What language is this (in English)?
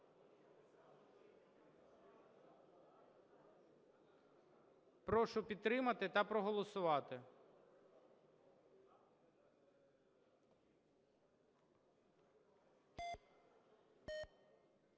Ukrainian